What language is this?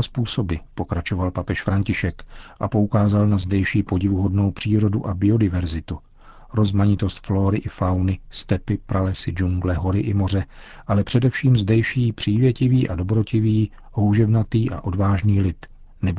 Czech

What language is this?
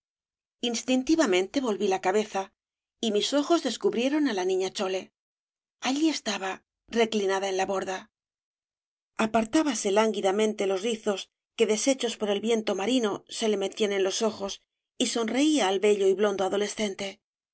Spanish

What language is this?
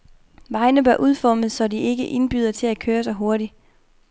Danish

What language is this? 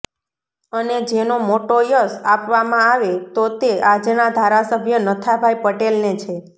Gujarati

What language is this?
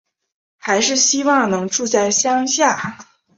Chinese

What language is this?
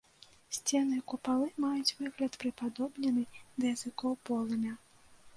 Belarusian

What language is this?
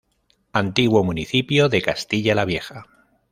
Spanish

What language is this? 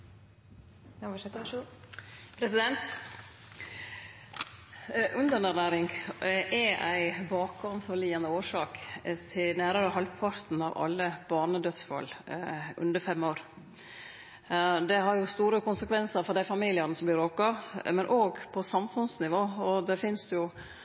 Norwegian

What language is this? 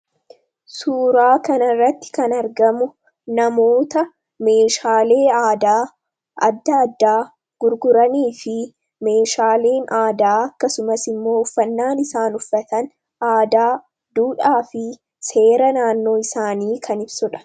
Oromo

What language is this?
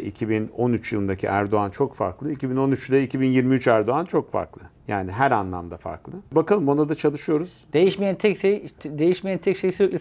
Turkish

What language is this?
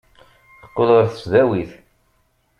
Kabyle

